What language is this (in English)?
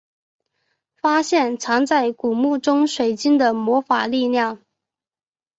Chinese